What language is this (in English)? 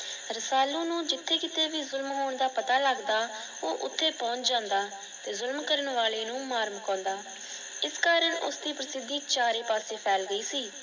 Punjabi